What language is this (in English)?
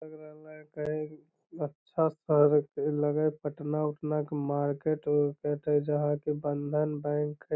Magahi